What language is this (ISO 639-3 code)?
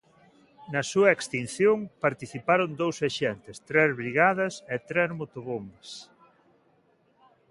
glg